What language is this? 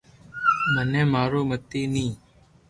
Loarki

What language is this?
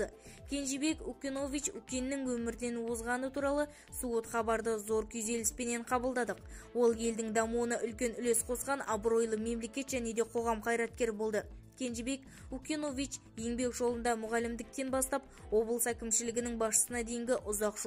Turkish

